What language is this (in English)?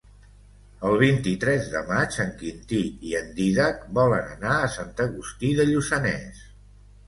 Catalan